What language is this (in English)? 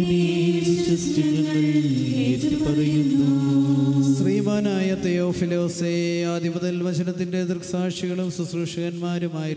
Romanian